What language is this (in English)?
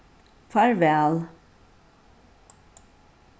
Faroese